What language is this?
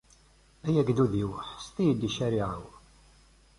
Kabyle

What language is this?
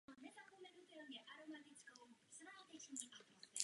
Czech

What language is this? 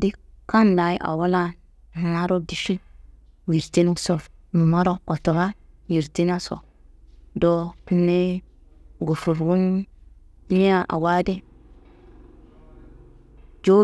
Kanembu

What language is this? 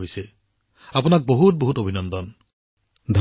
Assamese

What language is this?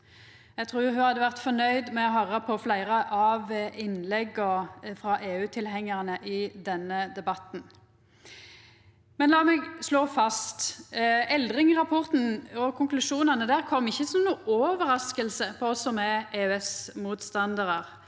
Norwegian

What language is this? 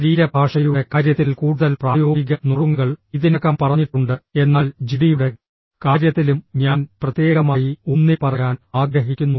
Malayalam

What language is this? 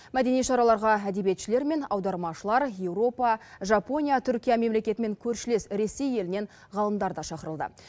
Kazakh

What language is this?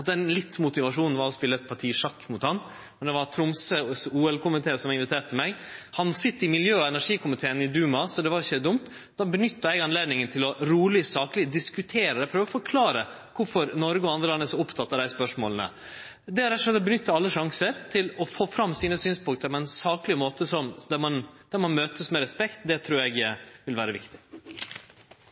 Norwegian Nynorsk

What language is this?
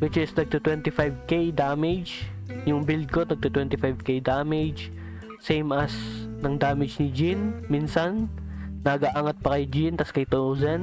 Filipino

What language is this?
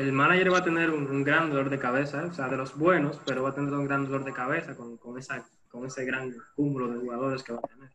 Spanish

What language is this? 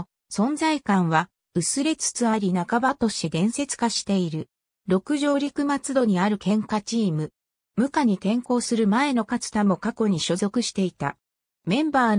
Japanese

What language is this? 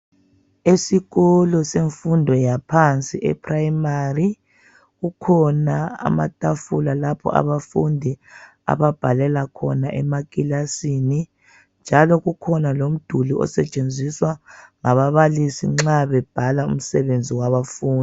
North Ndebele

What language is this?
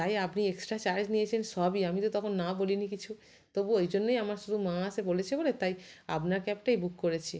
Bangla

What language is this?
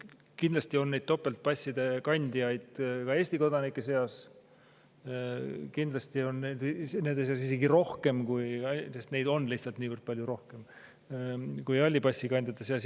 Estonian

